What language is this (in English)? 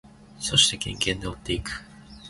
Japanese